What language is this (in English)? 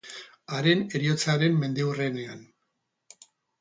Basque